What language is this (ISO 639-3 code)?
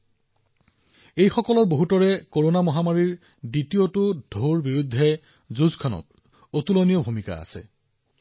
asm